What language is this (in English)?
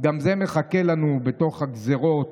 Hebrew